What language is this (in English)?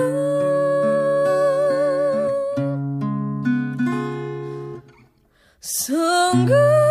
Malay